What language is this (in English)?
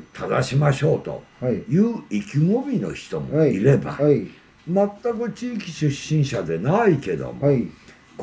Japanese